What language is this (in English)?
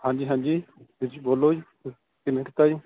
Punjabi